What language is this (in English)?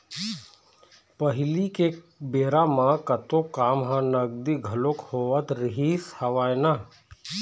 Chhattisgarhi